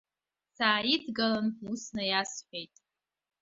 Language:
Abkhazian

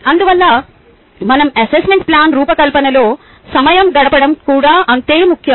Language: Telugu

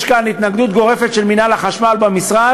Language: Hebrew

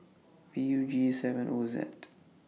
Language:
English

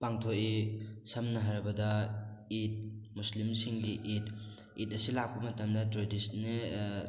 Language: Manipuri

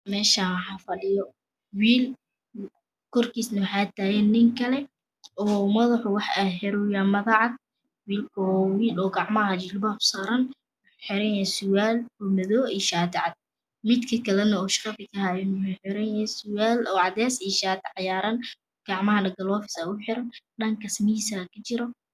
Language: Somali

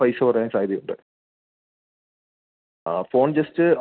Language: Malayalam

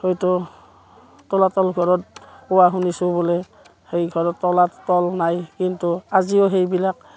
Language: Assamese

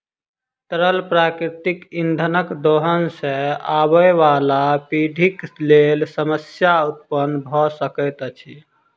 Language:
Maithili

